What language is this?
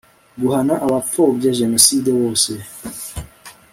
Kinyarwanda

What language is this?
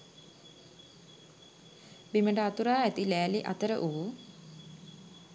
Sinhala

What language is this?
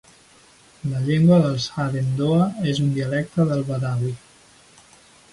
Catalan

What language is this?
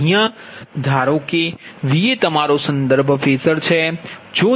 Gujarati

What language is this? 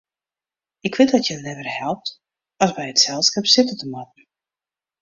Western Frisian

